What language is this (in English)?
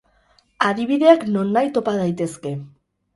Basque